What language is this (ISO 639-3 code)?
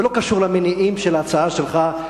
heb